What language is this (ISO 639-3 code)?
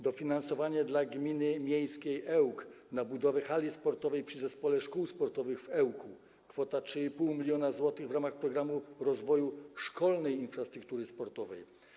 pol